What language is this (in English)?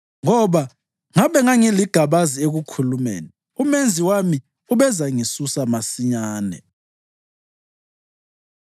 North Ndebele